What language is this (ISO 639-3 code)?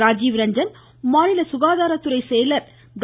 tam